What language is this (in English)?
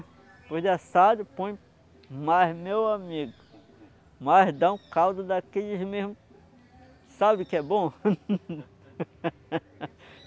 Portuguese